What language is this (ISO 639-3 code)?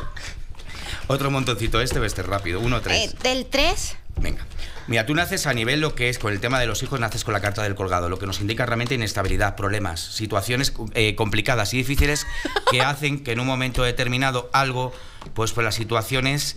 spa